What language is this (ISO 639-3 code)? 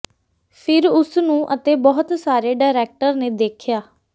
pan